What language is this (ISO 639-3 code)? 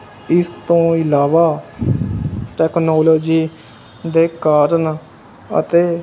pan